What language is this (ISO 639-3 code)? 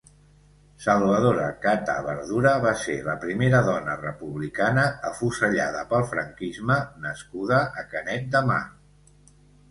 cat